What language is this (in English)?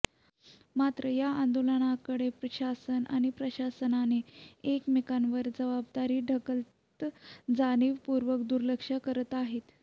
Marathi